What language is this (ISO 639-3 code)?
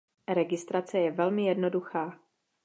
ces